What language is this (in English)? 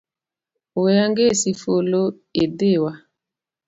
Luo (Kenya and Tanzania)